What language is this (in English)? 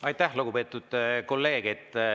Estonian